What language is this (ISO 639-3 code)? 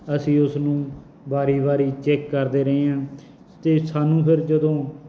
pan